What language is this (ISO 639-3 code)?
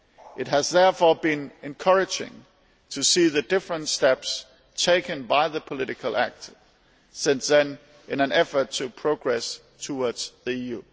eng